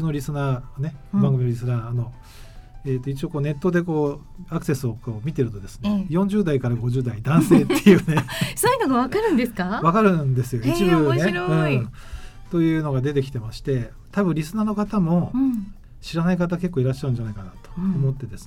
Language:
Japanese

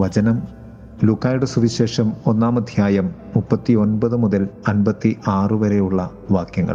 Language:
Malayalam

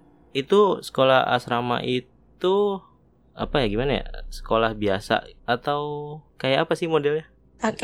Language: Indonesian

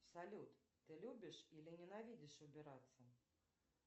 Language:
Russian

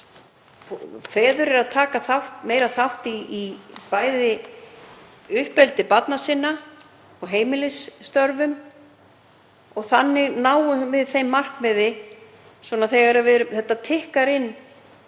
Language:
Icelandic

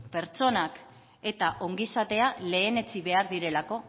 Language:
Basque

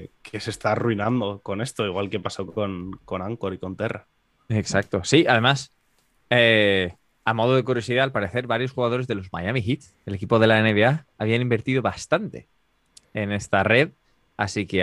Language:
Spanish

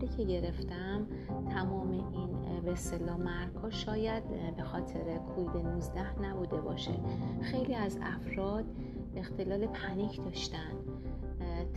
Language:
Persian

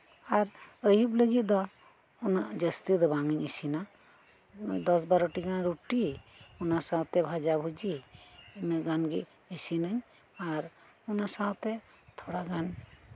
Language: Santali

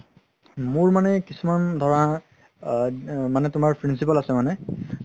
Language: Assamese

